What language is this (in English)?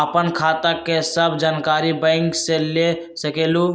Magahi